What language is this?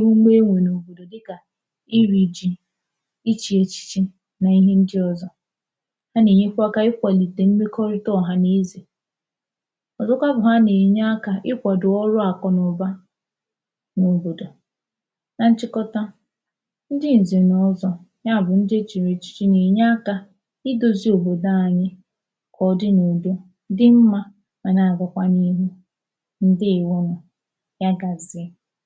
Igbo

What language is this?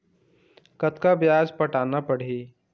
Chhattisgarhi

